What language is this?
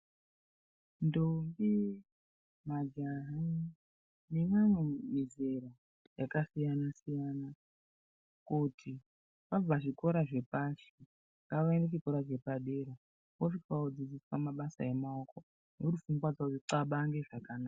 Ndau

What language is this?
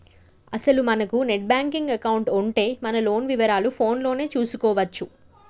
Telugu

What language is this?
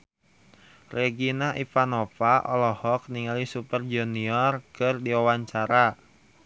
Sundanese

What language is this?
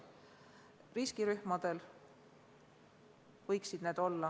Estonian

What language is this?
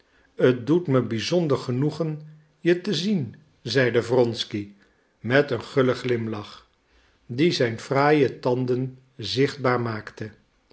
Dutch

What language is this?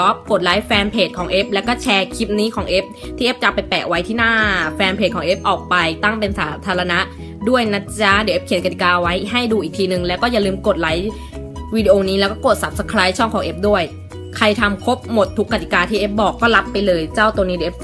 Thai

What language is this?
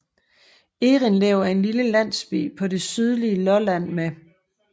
Danish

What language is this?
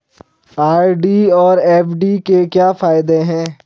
Hindi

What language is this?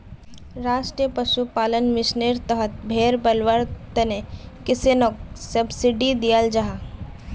Magahi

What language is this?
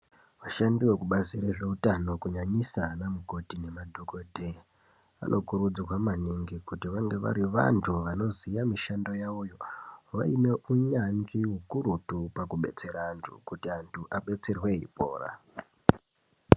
Ndau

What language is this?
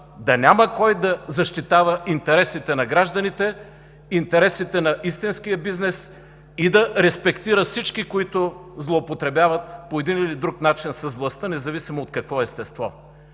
Bulgarian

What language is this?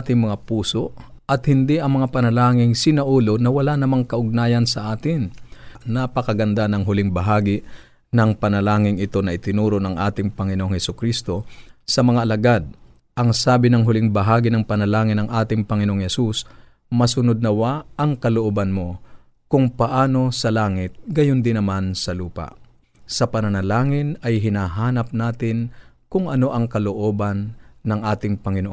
Filipino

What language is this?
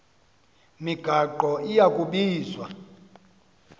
Xhosa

